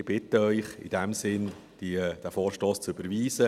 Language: Swiss German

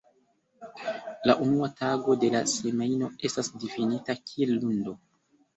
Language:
Esperanto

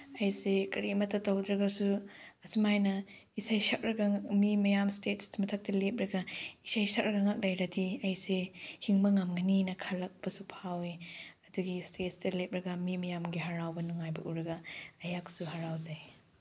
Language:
Manipuri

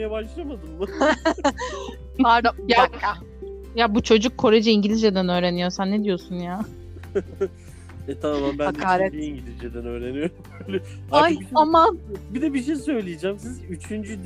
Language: Turkish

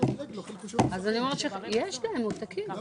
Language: Hebrew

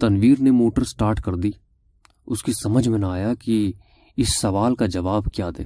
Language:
Urdu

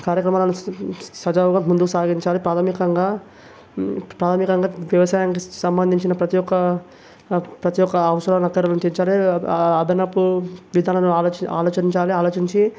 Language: Telugu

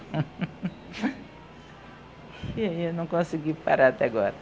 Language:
Portuguese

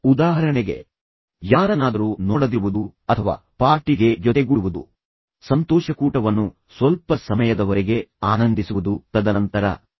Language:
Kannada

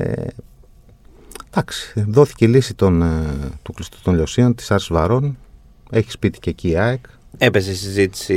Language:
Greek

